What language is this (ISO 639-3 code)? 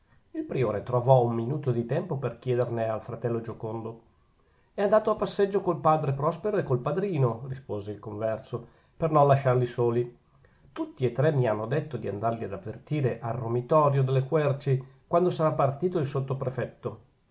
ita